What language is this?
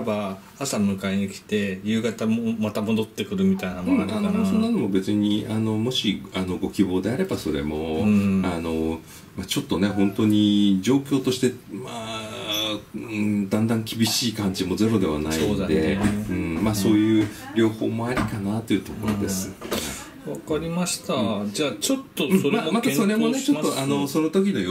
Japanese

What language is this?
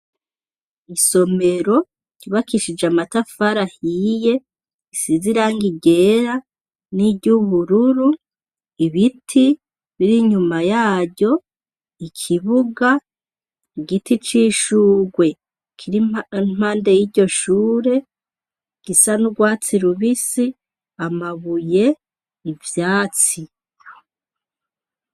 Rundi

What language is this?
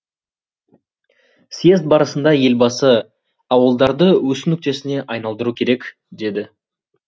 Kazakh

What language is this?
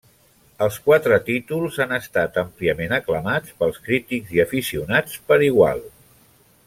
Catalan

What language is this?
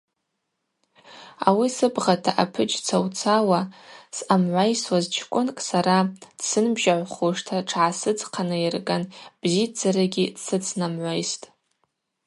Abaza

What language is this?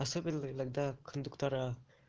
Russian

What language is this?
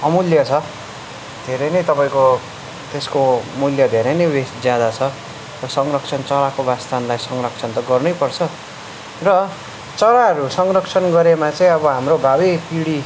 Nepali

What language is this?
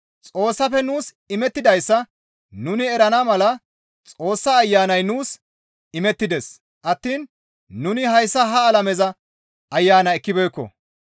Gamo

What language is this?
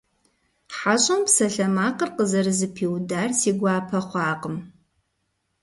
Kabardian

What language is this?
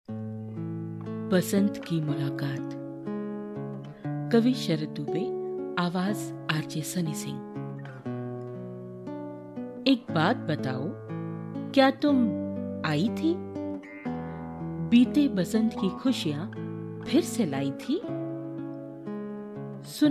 Hindi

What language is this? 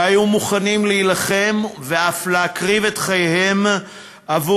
Hebrew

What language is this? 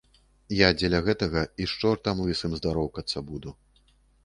Belarusian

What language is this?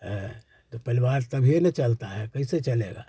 Hindi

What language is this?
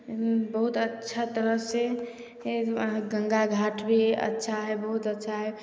Maithili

